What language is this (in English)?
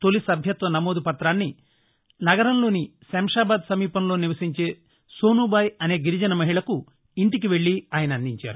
Telugu